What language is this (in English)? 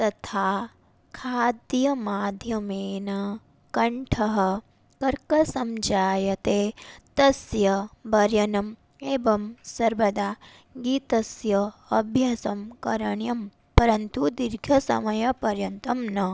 Sanskrit